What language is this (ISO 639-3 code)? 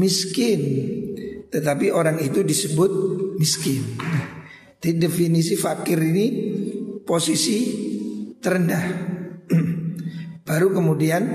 ind